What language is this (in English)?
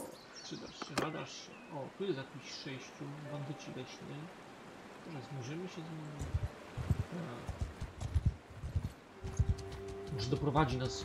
Polish